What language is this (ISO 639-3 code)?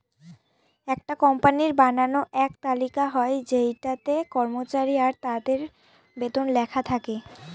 ben